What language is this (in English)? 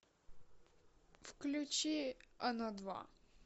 Russian